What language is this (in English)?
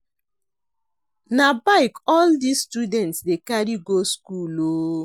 Nigerian Pidgin